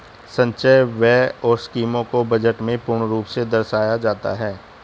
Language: Hindi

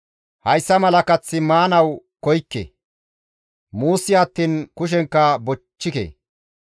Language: Gamo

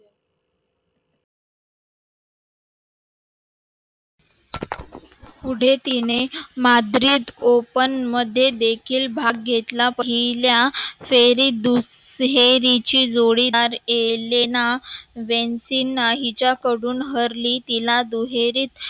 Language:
Marathi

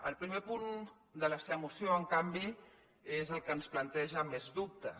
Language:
Catalan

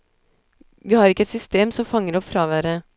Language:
Norwegian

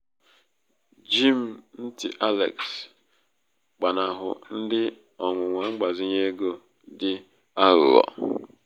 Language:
Igbo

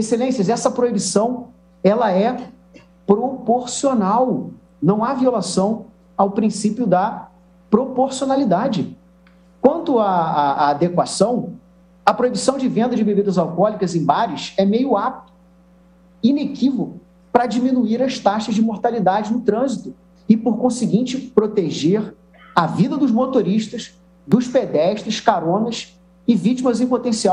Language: Portuguese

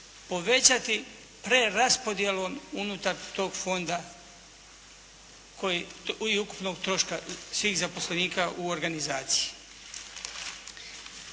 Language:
Croatian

